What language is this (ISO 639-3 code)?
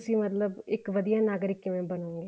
pan